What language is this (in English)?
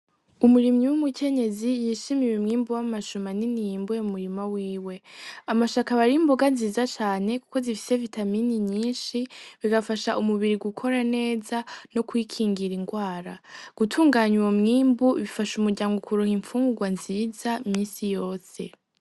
Rundi